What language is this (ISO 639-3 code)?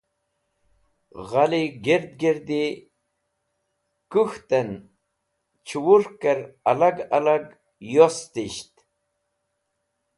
wbl